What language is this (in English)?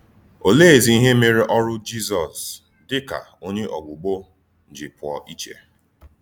Igbo